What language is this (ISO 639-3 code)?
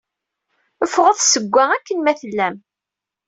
kab